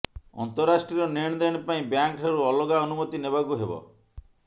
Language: Odia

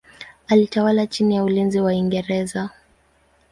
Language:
Swahili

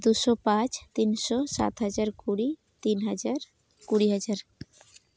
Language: Santali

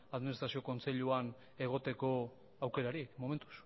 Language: Basque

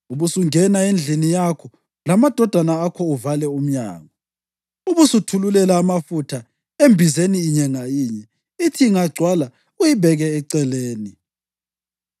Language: North Ndebele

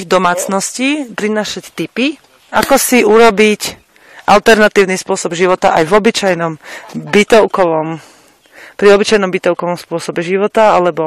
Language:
Slovak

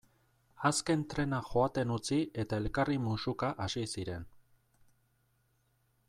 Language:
Basque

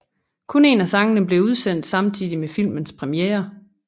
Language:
Danish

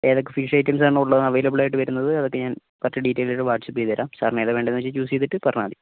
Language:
Malayalam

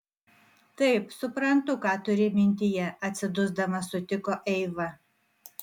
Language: Lithuanian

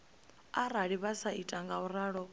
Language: Venda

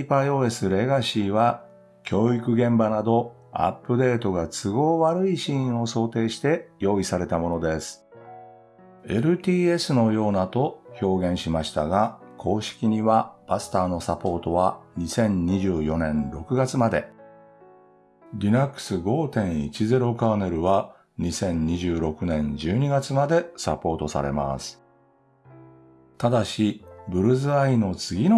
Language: Japanese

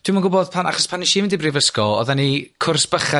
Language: Welsh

